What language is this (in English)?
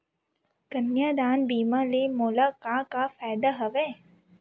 Chhattisgarhi